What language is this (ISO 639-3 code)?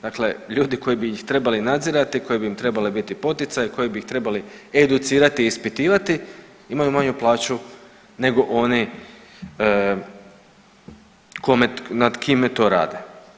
hrv